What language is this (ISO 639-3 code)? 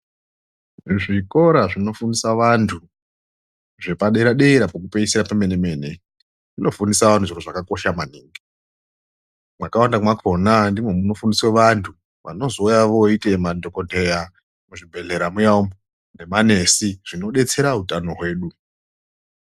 ndc